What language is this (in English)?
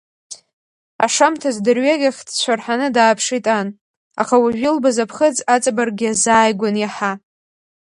Abkhazian